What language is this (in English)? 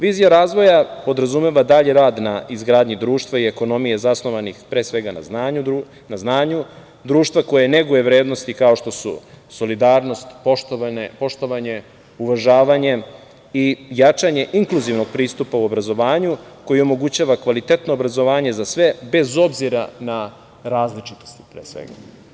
Serbian